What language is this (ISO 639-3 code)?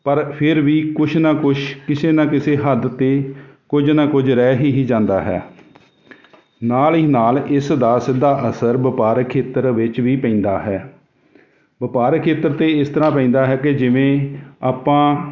pan